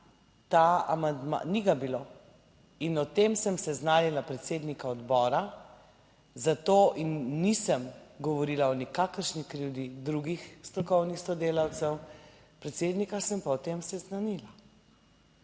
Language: Slovenian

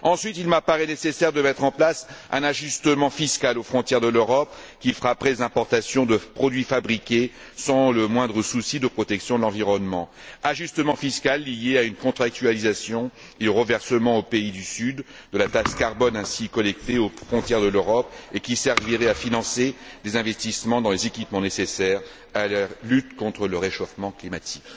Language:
French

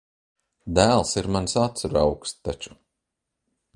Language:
Latvian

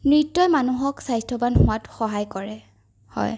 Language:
Assamese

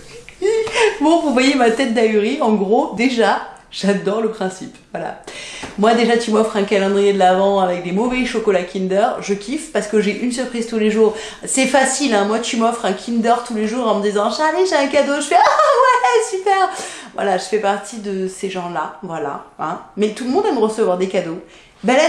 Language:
French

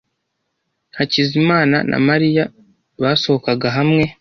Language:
Kinyarwanda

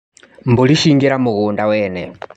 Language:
Kikuyu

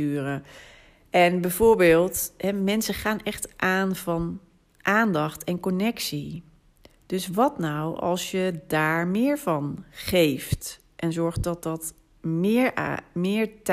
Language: Dutch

